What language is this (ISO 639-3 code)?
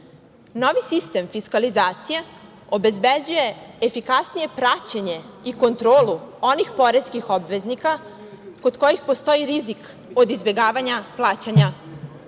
srp